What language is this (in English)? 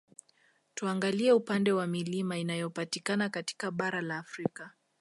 Swahili